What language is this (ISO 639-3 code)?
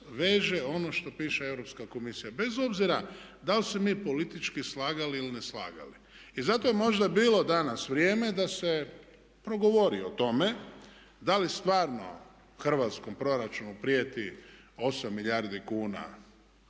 hrv